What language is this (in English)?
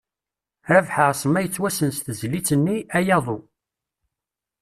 Kabyle